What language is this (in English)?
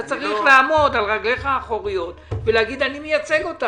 Hebrew